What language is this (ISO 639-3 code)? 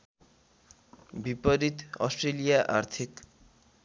nep